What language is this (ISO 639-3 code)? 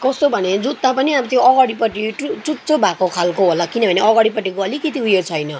nep